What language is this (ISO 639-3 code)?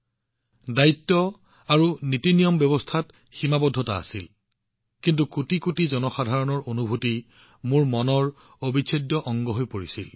asm